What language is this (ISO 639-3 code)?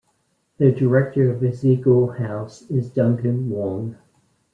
eng